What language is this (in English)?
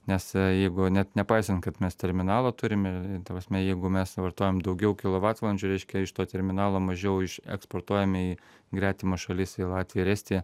Lithuanian